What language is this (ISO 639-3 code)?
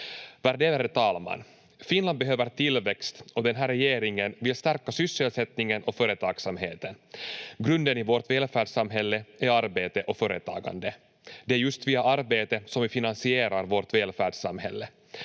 fin